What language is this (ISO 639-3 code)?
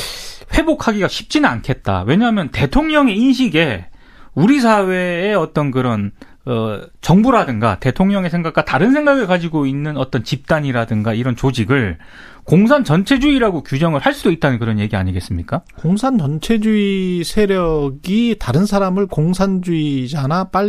kor